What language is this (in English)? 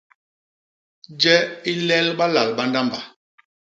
Basaa